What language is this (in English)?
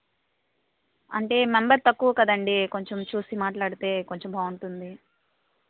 Telugu